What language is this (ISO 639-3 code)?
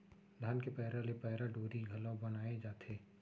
hne